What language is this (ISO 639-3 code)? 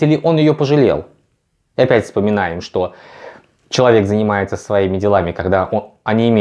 rus